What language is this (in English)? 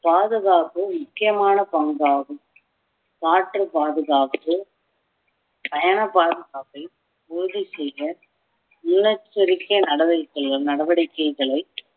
Tamil